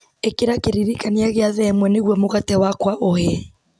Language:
Kikuyu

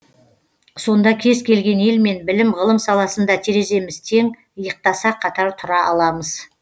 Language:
Kazakh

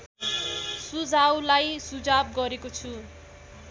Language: Nepali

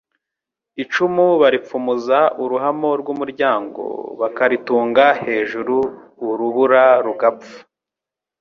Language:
Kinyarwanda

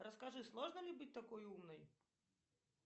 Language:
Russian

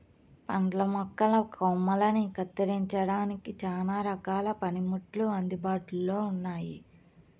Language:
Telugu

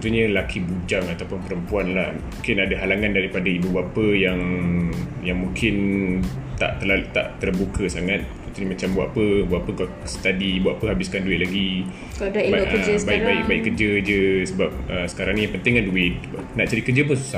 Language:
Malay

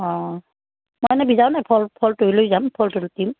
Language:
Assamese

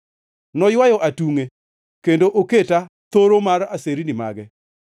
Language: Luo (Kenya and Tanzania)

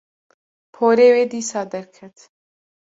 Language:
Kurdish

